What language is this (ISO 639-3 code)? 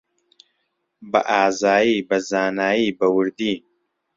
ckb